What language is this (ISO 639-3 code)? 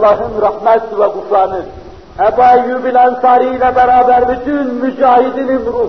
tur